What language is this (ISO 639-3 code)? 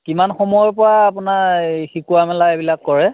asm